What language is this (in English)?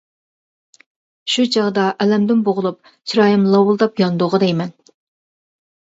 Uyghur